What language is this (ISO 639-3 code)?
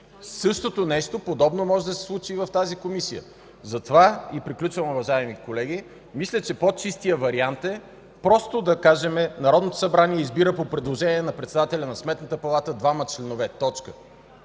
bul